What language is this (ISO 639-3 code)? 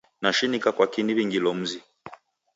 dav